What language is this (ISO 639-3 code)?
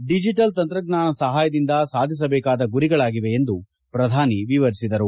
kan